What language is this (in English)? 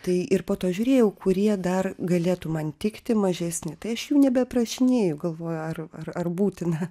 Lithuanian